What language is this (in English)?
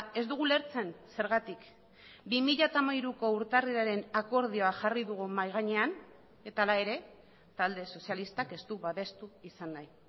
Basque